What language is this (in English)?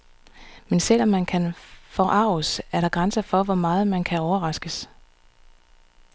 Danish